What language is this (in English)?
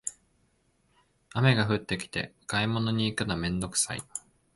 Japanese